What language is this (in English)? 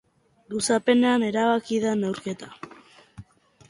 Basque